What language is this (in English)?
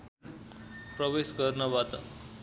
Nepali